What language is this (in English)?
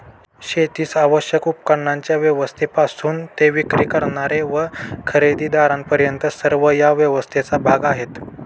Marathi